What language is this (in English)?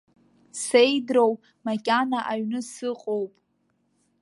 Abkhazian